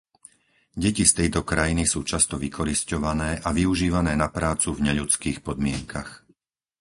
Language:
Slovak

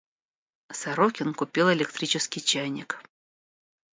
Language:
Russian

